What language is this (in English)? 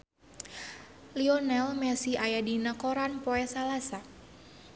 Sundanese